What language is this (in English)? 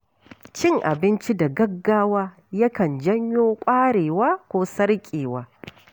Hausa